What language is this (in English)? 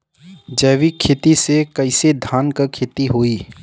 Bhojpuri